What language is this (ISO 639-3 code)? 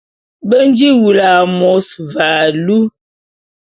bum